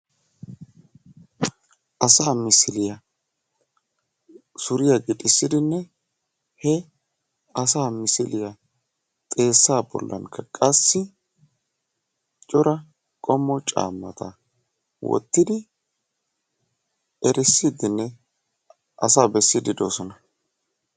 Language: Wolaytta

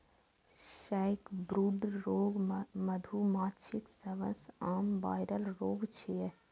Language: Maithili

